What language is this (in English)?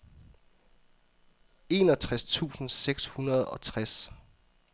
Danish